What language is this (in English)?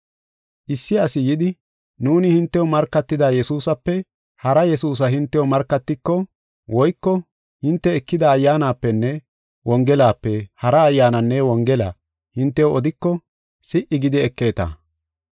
Gofa